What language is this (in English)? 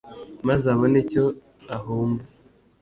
Kinyarwanda